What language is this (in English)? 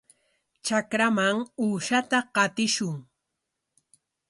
Corongo Ancash Quechua